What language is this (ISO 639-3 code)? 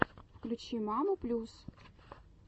rus